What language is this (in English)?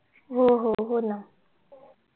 Marathi